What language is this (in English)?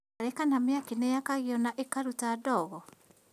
Kikuyu